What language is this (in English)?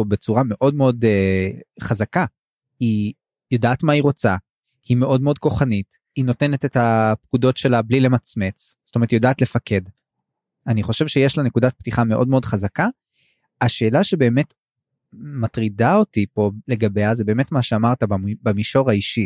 Hebrew